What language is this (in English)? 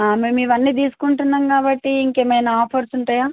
Telugu